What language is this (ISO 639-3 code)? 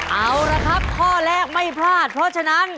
tha